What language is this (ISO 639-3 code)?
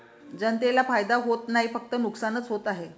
mar